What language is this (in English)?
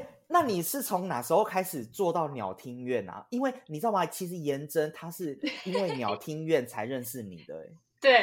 Chinese